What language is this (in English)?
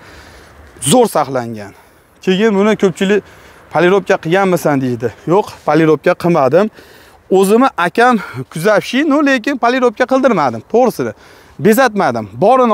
Turkish